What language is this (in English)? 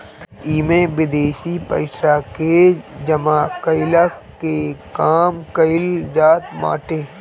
Bhojpuri